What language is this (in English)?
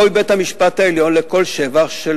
Hebrew